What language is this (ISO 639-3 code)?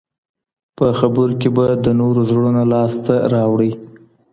pus